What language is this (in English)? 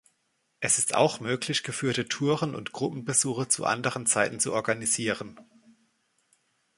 German